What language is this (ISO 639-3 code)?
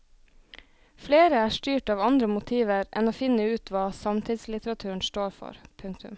nor